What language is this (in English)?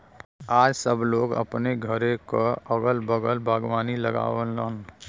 Bhojpuri